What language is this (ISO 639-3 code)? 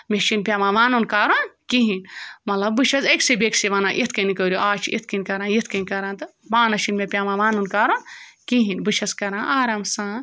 kas